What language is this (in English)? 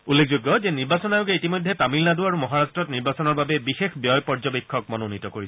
Assamese